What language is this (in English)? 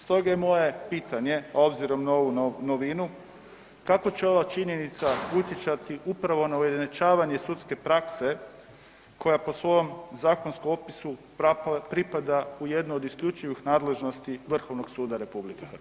Croatian